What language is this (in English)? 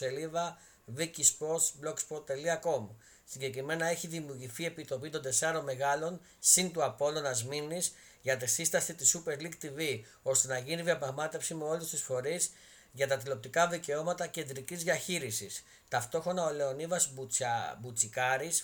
Greek